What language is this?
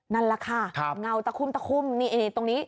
Thai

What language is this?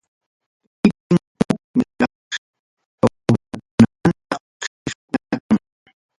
Ayacucho Quechua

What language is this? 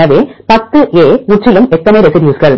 Tamil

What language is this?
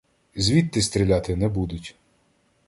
Ukrainian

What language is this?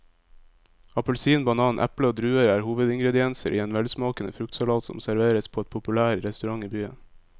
Norwegian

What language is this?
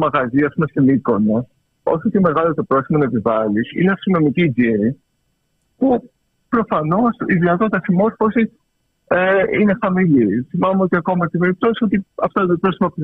Greek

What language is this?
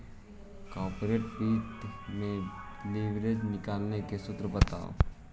Magahi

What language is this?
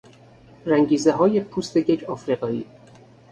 Persian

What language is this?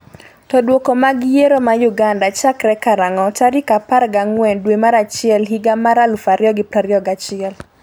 Luo (Kenya and Tanzania)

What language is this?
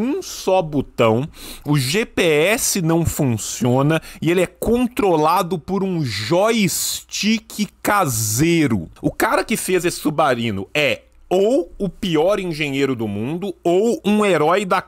Portuguese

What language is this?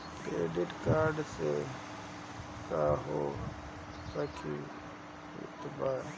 Bhojpuri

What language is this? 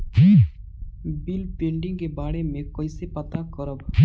Bhojpuri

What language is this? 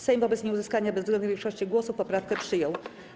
Polish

